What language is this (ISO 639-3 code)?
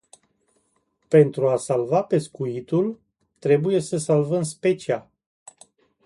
ron